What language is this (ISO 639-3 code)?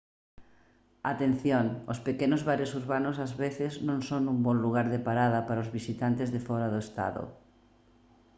glg